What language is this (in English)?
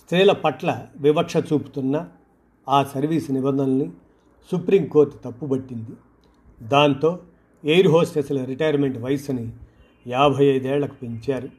Telugu